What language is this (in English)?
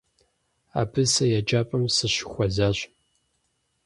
Kabardian